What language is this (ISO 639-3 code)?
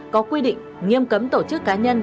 vie